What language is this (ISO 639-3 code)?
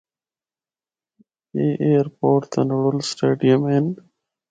hno